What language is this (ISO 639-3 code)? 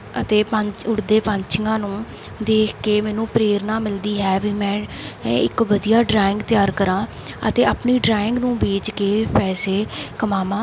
pan